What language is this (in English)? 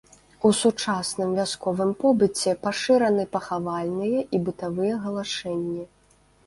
Belarusian